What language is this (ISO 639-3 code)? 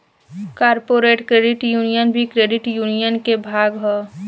bho